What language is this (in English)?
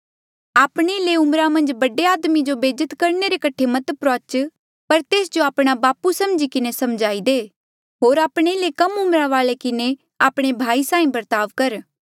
Mandeali